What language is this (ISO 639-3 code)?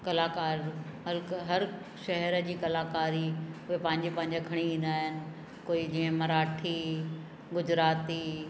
snd